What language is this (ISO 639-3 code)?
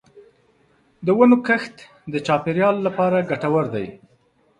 pus